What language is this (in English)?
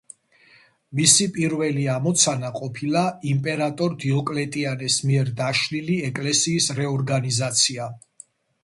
Georgian